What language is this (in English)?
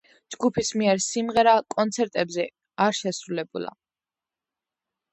Georgian